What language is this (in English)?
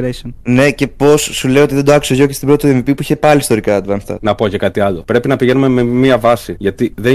Greek